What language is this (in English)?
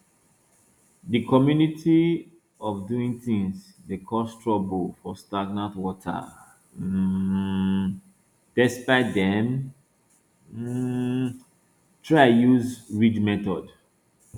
Nigerian Pidgin